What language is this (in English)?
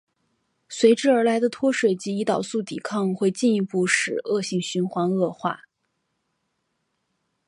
Chinese